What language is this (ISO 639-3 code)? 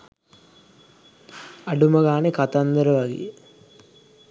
sin